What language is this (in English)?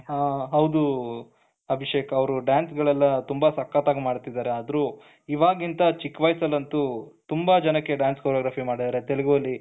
Kannada